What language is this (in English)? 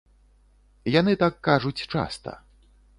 Belarusian